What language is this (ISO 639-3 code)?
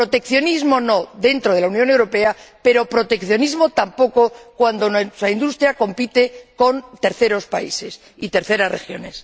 spa